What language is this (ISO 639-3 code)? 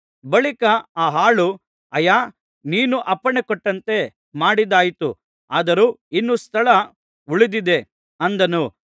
kan